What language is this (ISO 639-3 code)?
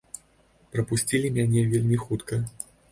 bel